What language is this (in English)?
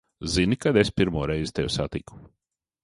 Latvian